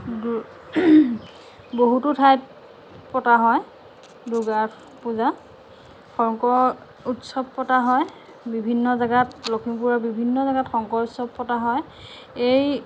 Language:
Assamese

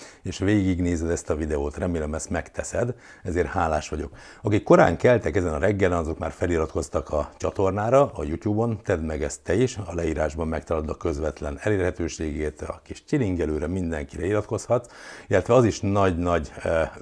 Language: Hungarian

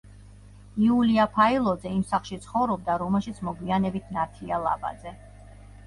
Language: Georgian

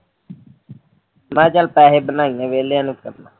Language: Punjabi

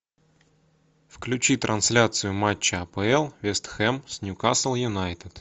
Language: Russian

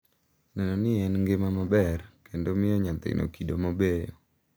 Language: Luo (Kenya and Tanzania)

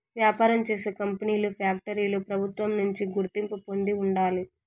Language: Telugu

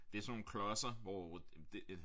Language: Danish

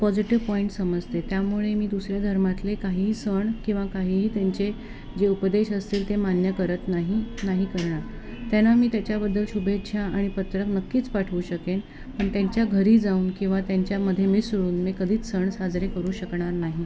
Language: Marathi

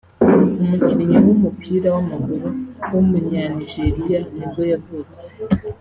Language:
Kinyarwanda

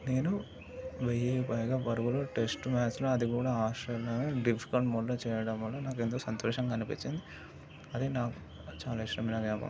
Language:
Telugu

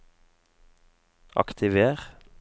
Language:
Norwegian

